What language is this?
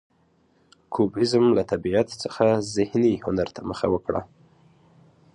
Pashto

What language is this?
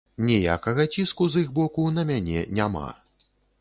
Belarusian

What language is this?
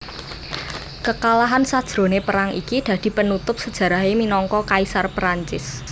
Javanese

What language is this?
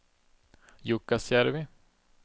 Swedish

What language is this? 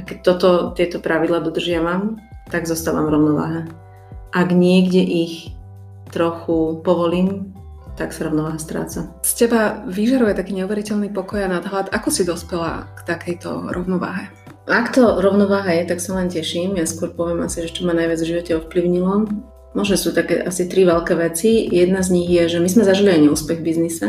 Slovak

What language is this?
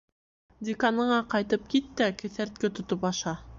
Bashkir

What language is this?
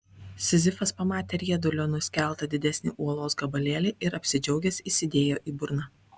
Lithuanian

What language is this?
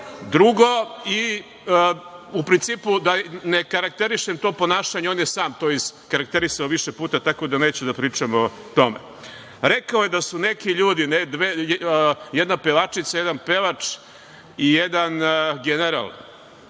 Serbian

